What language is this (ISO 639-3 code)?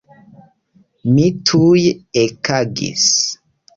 epo